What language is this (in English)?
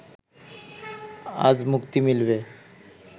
Bangla